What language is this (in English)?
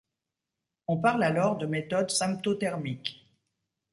French